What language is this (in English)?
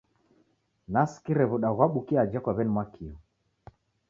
Taita